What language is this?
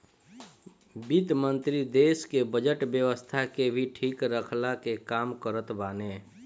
Bhojpuri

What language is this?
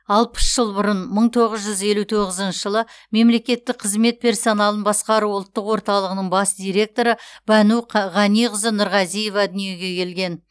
Kazakh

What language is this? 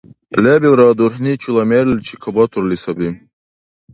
Dargwa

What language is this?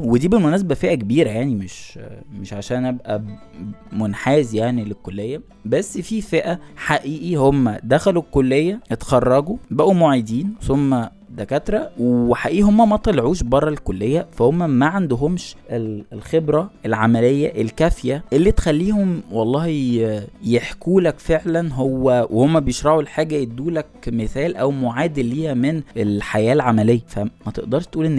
Arabic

